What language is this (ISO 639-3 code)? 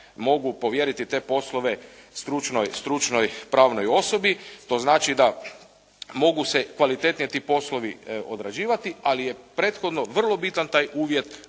hrv